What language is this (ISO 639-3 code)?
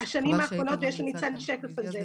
heb